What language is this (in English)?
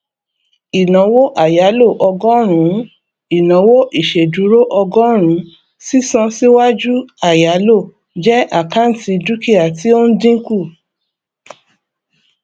Yoruba